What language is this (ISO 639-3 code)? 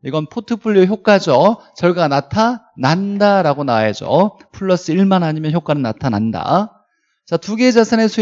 kor